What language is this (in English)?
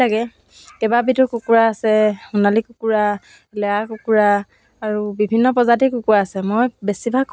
Assamese